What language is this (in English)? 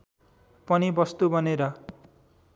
Nepali